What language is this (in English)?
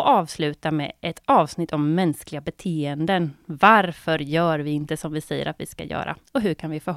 Swedish